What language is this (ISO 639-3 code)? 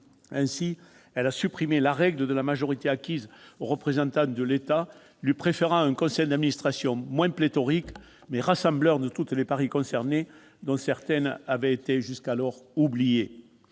fra